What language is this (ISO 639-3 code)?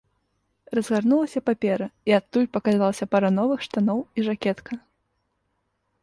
bel